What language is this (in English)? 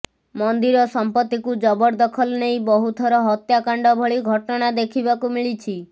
Odia